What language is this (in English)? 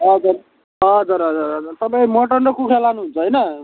Nepali